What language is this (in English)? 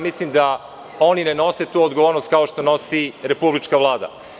Serbian